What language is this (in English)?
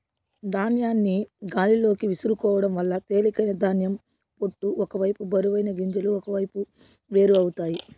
Telugu